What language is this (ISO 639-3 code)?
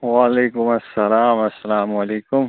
kas